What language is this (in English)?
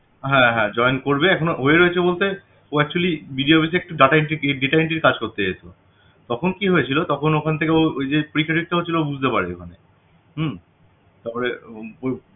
Bangla